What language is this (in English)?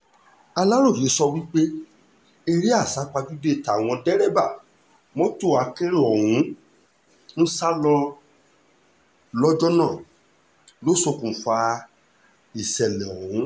Yoruba